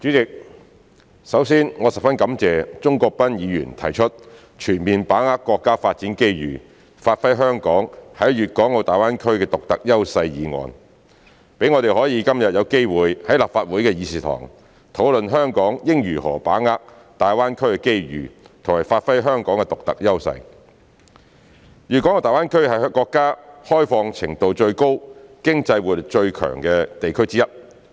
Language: Cantonese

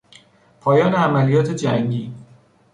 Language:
Persian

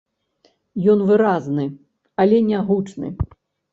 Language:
Belarusian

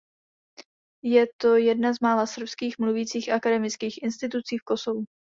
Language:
Czech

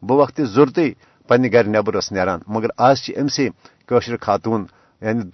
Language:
Urdu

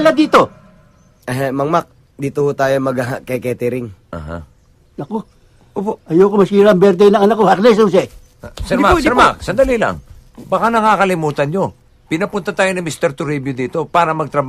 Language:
Filipino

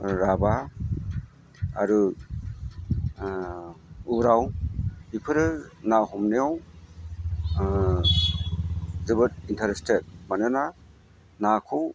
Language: Bodo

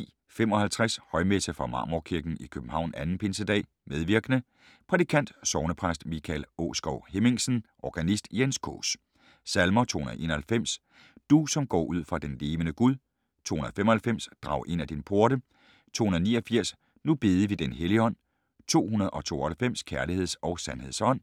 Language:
Danish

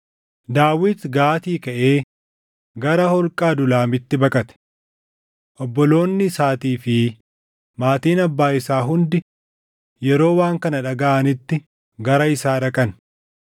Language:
Oromo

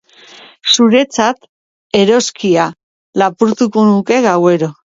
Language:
Basque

